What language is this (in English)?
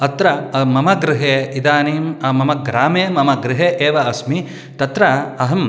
Sanskrit